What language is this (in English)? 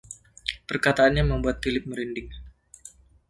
Indonesian